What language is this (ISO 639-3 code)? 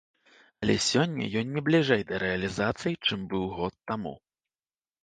bel